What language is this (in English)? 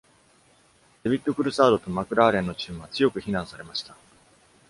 Japanese